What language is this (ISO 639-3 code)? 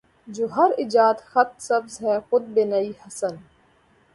urd